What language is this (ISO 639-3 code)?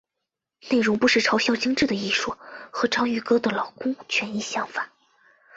zho